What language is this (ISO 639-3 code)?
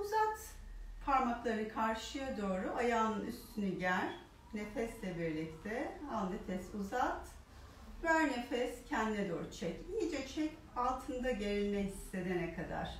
tur